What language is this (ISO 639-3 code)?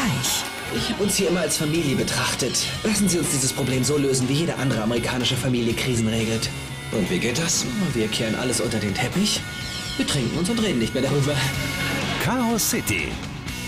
deu